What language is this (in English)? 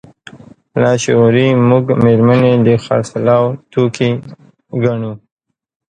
Pashto